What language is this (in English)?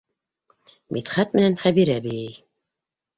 Bashkir